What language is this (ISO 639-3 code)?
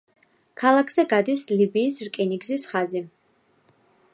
kat